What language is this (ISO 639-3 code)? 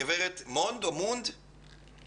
heb